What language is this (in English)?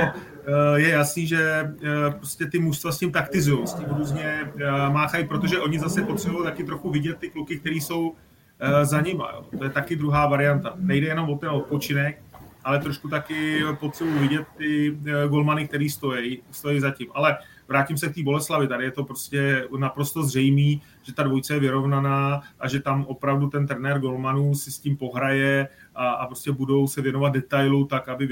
Czech